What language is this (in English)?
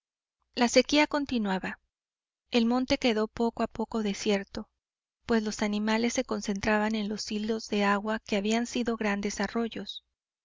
Spanish